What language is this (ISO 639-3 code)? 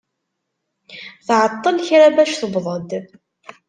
kab